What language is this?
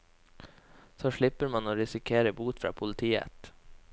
Norwegian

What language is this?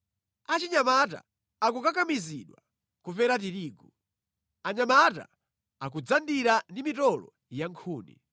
Nyanja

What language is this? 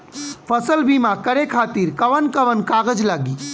Bhojpuri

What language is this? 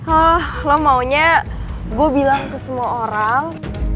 Indonesian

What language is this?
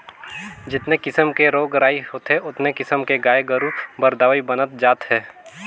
Chhattisgarhi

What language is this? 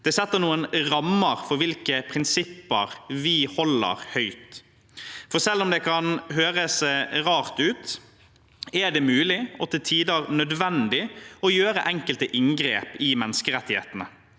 Norwegian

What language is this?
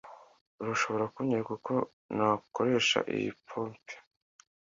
Kinyarwanda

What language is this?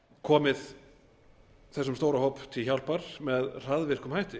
Icelandic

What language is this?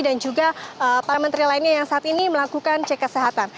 Indonesian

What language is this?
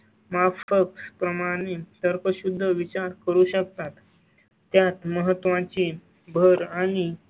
Marathi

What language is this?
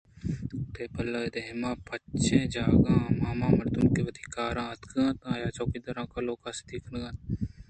Eastern Balochi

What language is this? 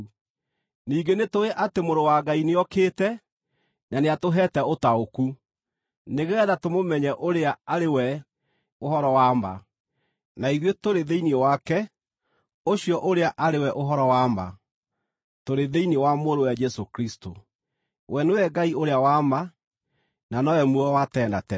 Kikuyu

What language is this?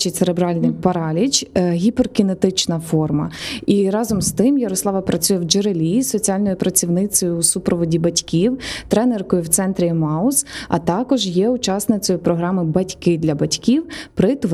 Ukrainian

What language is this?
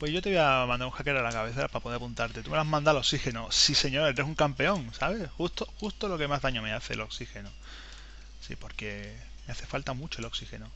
Spanish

